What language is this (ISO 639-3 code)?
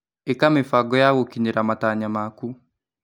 kik